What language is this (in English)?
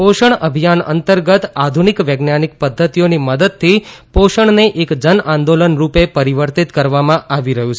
Gujarati